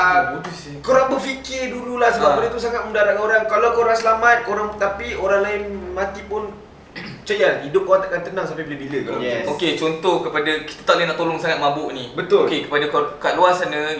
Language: Malay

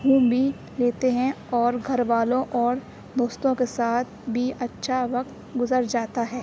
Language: Urdu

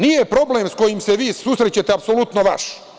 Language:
Serbian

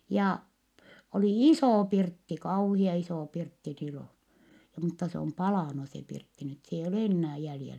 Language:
Finnish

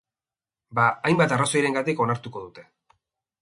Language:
Basque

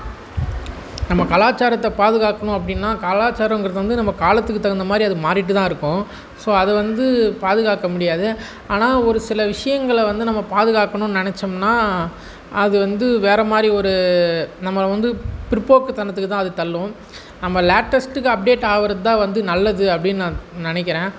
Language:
Tamil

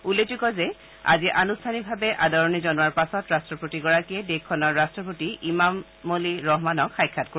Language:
Assamese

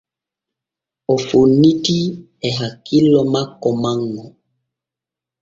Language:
Borgu Fulfulde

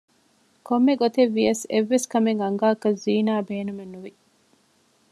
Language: Divehi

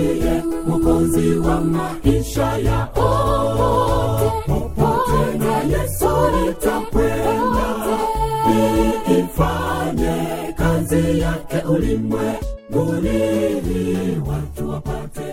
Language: Swahili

